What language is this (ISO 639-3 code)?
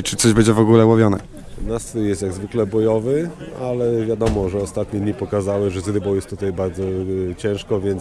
pol